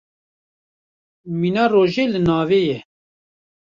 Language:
Kurdish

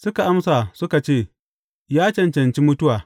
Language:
Hausa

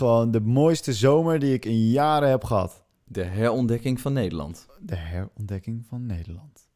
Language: Dutch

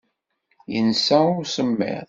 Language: Kabyle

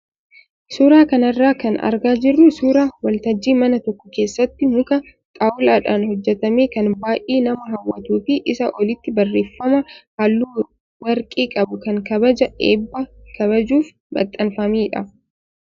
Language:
Oromo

